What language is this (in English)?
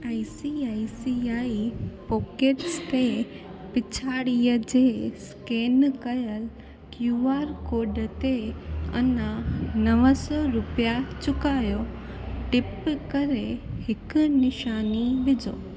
Sindhi